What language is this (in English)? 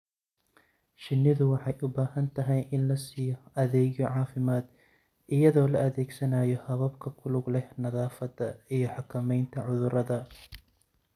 Somali